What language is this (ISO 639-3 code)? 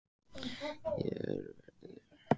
isl